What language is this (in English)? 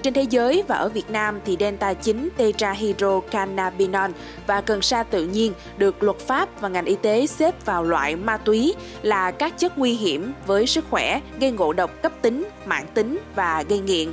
Vietnamese